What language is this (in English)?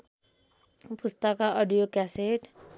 Nepali